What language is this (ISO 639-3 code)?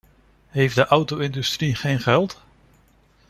nld